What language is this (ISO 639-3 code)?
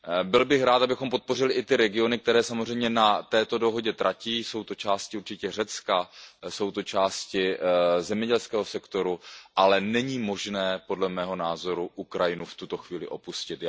ces